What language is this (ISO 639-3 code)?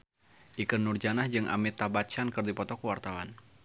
sun